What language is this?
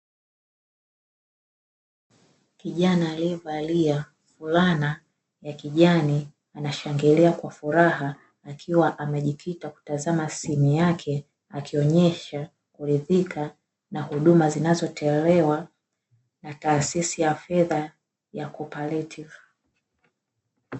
Swahili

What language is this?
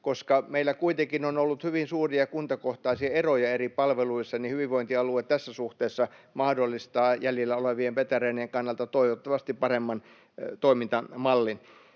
Finnish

